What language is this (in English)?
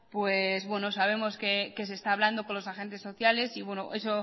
Spanish